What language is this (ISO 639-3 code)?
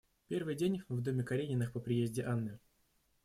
rus